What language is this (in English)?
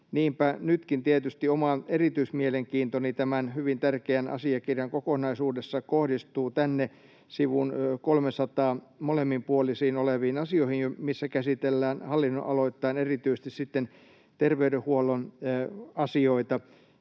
Finnish